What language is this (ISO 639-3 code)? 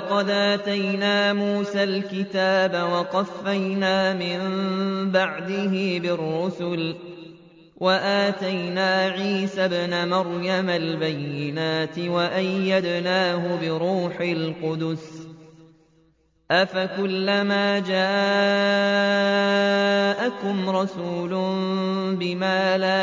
ara